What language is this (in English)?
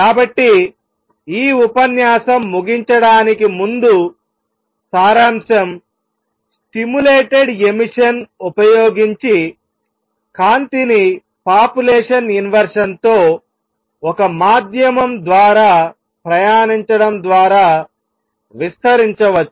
Telugu